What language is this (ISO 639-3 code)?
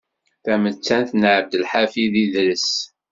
kab